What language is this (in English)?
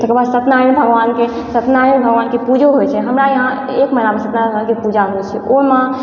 Maithili